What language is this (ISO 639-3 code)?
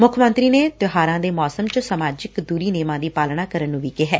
pan